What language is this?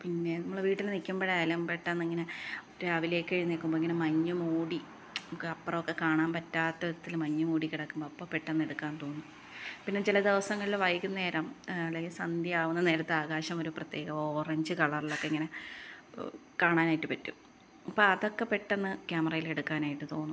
Malayalam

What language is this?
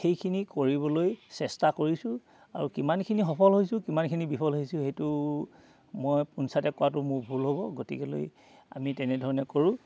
Assamese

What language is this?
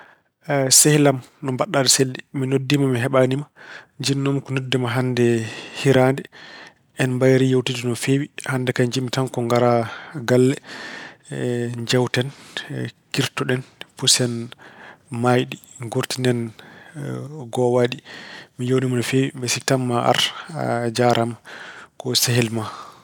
Fula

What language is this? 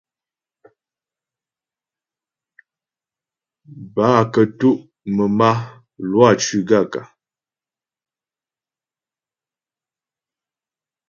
Ghomala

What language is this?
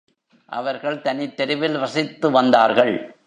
Tamil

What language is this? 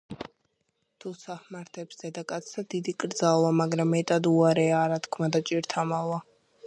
Georgian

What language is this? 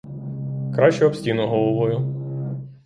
Ukrainian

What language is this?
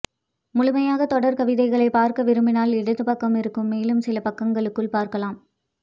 Tamil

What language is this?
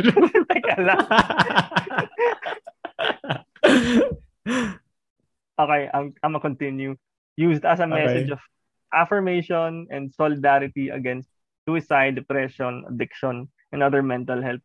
Filipino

